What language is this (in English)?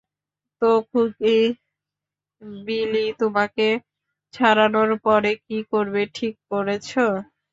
Bangla